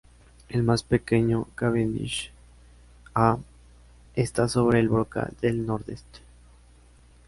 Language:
Spanish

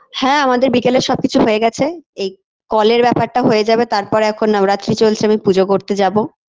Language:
Bangla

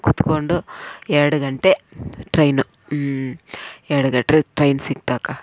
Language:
Kannada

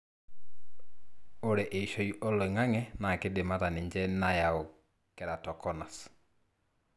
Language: Masai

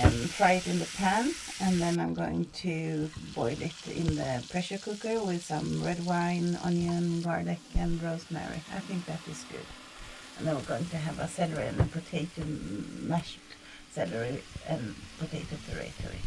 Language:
English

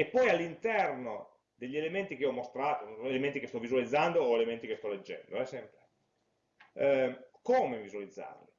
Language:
Italian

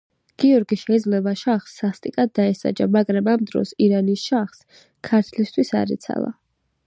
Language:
Georgian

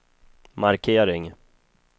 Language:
Swedish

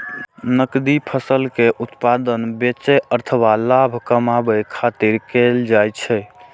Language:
Maithili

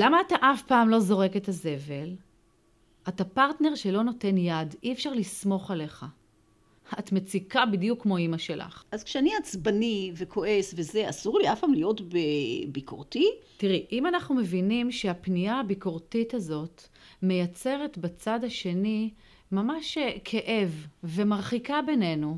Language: Hebrew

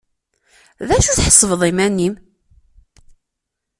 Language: Kabyle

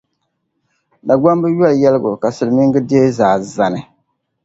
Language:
Dagbani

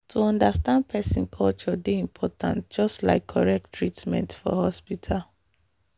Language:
Nigerian Pidgin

